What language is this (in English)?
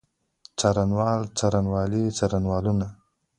Pashto